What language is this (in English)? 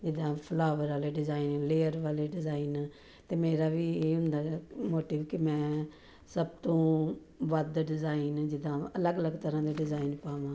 Punjabi